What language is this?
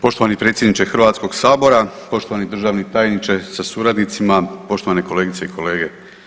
Croatian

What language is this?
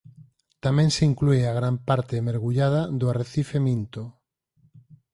Galician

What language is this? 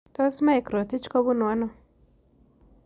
Kalenjin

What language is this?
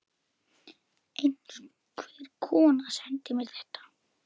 Icelandic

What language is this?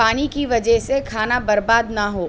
Urdu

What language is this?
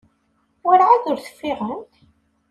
Kabyle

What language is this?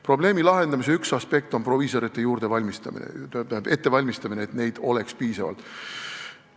Estonian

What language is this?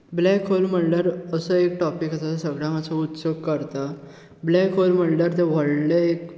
Konkani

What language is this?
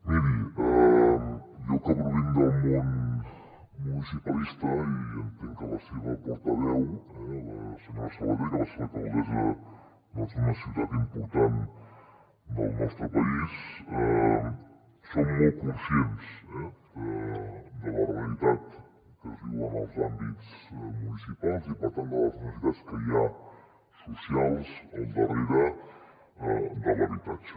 Catalan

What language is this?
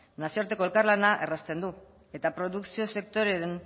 Basque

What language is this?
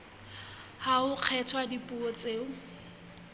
Southern Sotho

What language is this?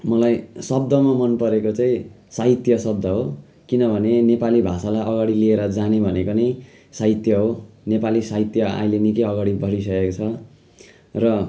Nepali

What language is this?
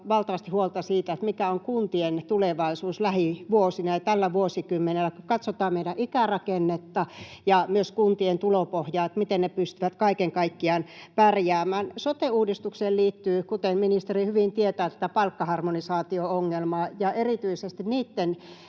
Finnish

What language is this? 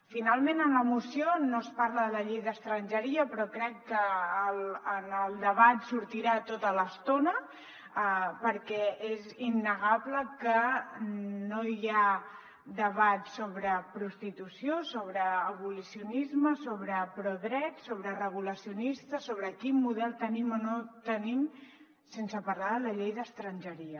Catalan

